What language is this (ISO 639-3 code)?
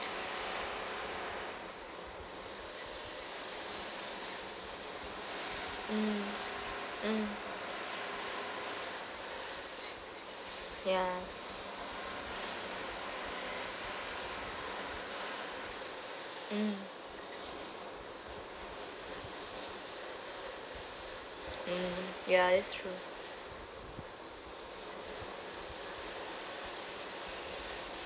eng